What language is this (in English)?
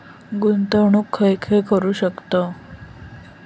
Marathi